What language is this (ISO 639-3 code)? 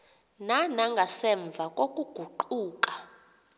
xho